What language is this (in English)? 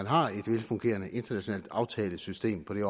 Danish